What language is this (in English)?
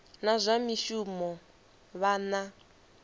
Venda